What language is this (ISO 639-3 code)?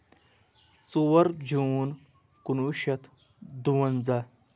kas